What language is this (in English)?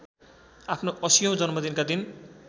Nepali